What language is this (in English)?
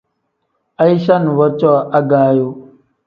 Tem